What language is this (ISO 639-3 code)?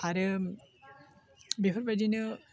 brx